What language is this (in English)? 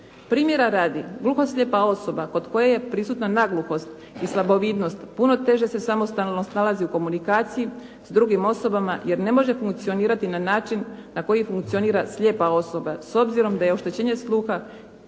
Croatian